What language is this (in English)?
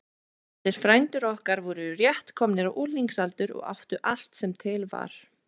Icelandic